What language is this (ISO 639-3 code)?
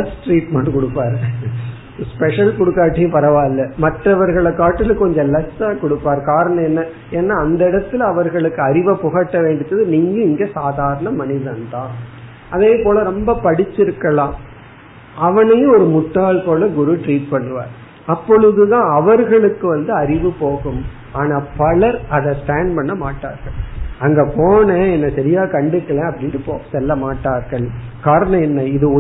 tam